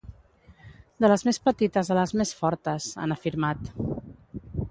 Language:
Catalan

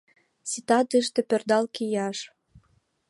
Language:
Mari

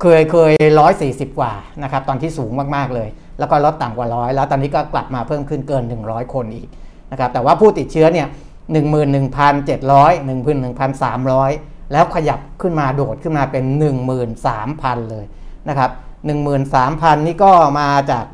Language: Thai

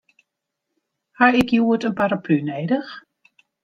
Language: Western Frisian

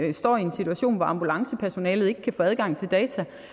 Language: Danish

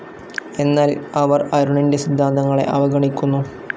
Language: Malayalam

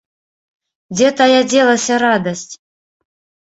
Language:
Belarusian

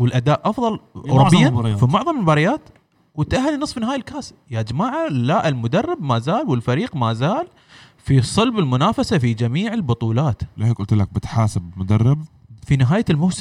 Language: Arabic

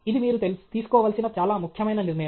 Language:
Telugu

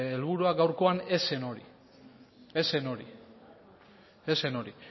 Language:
Basque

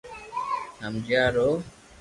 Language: Loarki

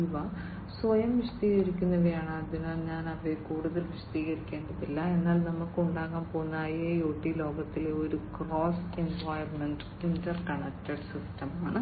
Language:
Malayalam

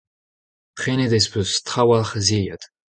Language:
Breton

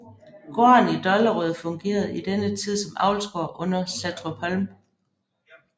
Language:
Danish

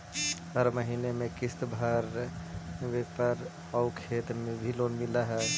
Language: Magahi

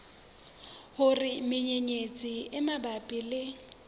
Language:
Southern Sotho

